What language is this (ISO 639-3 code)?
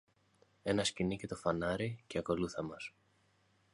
ell